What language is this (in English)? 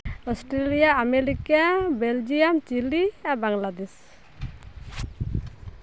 Santali